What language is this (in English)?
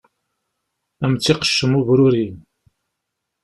Kabyle